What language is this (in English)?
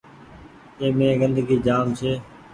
Goaria